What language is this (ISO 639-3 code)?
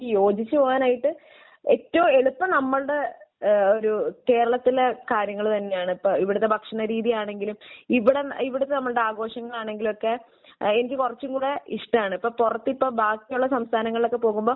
mal